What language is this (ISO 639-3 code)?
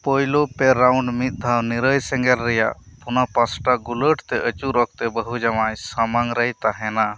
sat